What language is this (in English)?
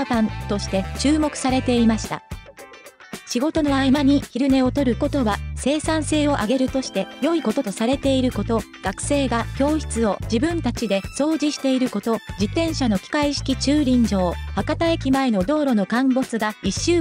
Japanese